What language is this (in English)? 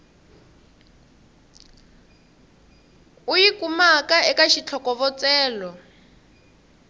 Tsonga